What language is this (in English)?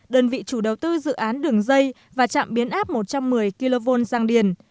Vietnamese